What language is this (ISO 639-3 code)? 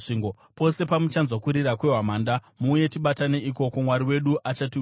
sna